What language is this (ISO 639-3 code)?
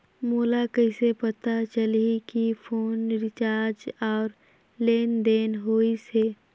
hne